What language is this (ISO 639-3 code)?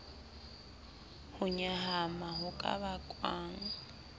sot